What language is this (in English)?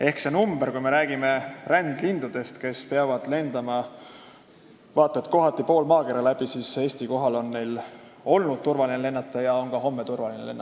Estonian